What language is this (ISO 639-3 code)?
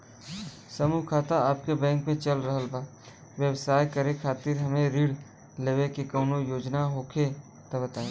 bho